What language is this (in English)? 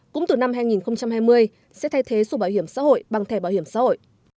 Vietnamese